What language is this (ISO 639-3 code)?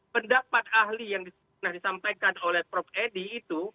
ind